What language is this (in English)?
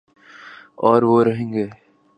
Urdu